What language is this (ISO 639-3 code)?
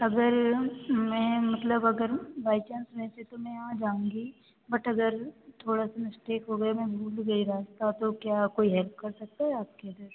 hin